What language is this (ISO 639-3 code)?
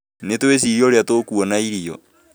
kik